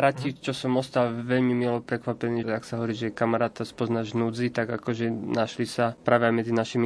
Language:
Slovak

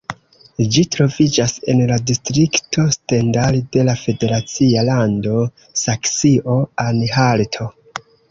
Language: Esperanto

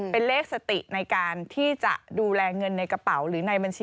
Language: Thai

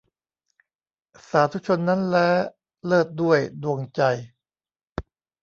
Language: Thai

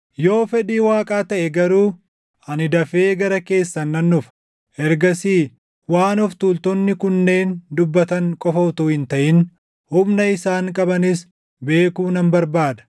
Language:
Oromo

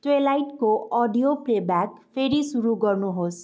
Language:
Nepali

